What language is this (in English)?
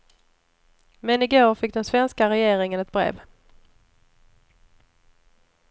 Swedish